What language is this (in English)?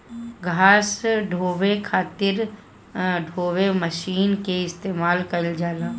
Bhojpuri